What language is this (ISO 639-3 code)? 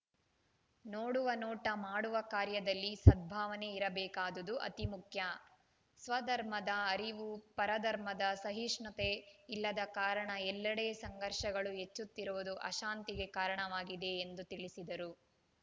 kan